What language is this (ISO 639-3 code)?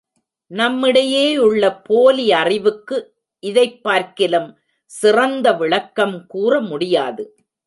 tam